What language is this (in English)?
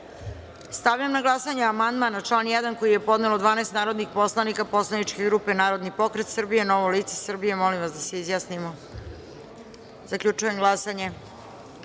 Serbian